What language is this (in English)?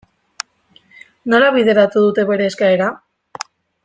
Basque